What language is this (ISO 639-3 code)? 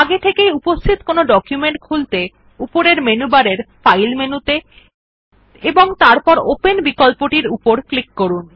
ben